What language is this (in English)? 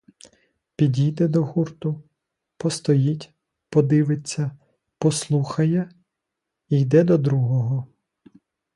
Ukrainian